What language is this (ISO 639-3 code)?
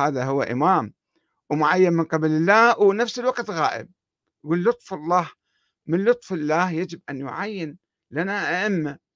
ara